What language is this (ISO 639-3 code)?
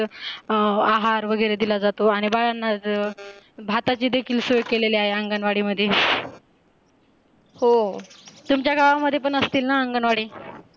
mar